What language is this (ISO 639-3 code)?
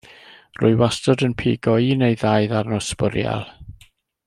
cym